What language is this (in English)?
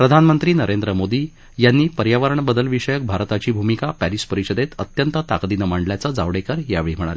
Marathi